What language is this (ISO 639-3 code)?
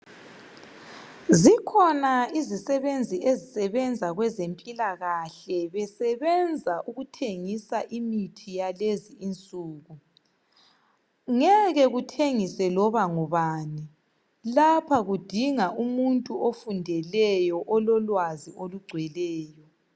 nde